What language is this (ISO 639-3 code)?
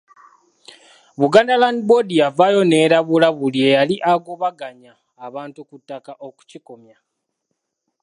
lug